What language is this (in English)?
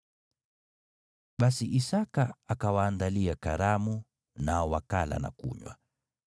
Swahili